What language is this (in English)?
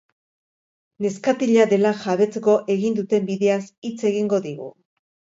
Basque